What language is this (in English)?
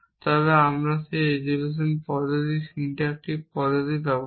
Bangla